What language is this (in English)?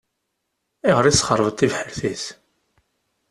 Kabyle